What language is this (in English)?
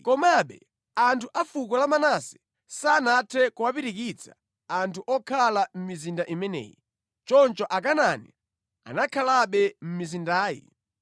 Nyanja